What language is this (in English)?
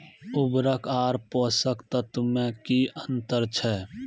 Maithili